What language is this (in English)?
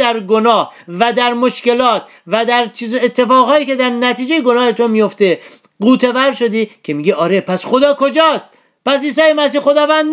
Persian